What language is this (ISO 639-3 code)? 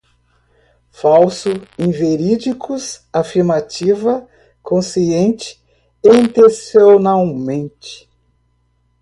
por